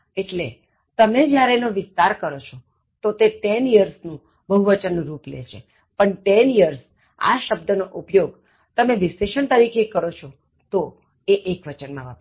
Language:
Gujarati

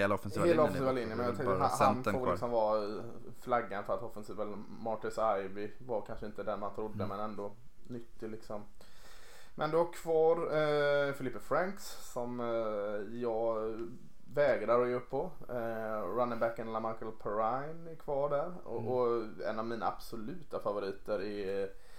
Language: Swedish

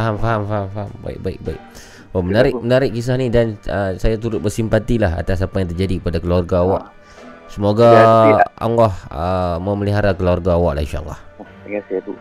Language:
Malay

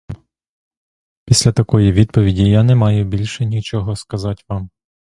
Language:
Ukrainian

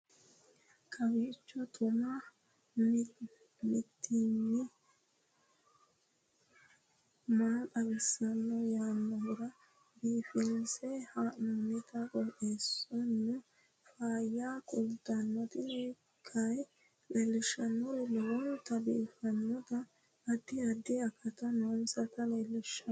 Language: Sidamo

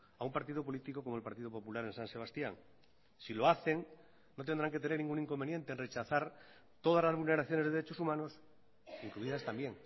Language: Spanish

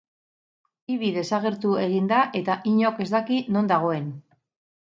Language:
Basque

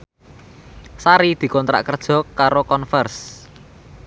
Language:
Javanese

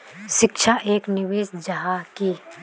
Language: Magahi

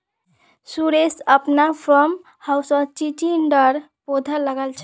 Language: Magahi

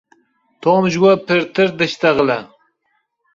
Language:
Kurdish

